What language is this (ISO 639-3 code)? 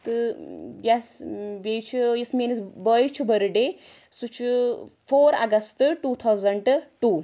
kas